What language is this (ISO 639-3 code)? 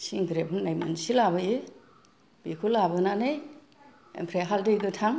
brx